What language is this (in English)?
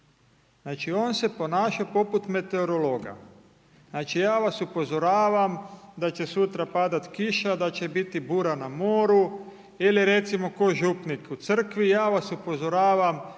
Croatian